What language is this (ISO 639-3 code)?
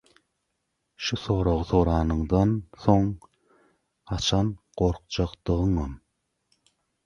tuk